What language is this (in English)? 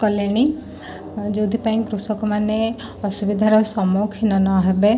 Odia